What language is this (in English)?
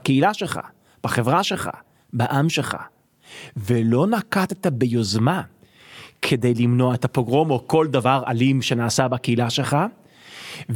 Hebrew